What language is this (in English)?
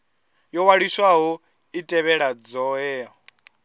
Venda